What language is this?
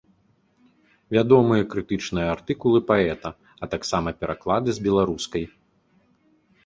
Belarusian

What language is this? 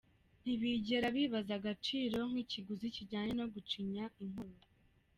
Kinyarwanda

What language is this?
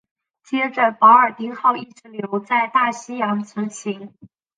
Chinese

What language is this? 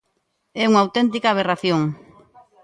Galician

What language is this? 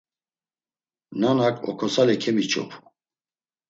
Laz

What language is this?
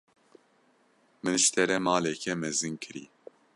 Kurdish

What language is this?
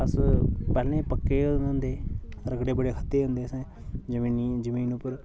Dogri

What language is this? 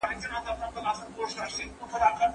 Pashto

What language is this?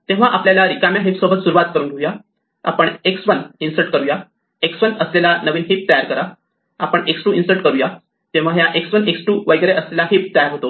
Marathi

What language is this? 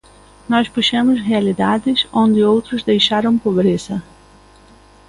Galician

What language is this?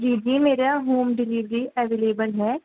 Urdu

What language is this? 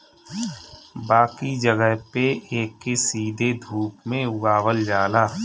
Bhojpuri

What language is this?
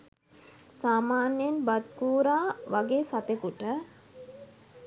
Sinhala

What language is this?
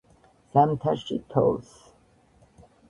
Georgian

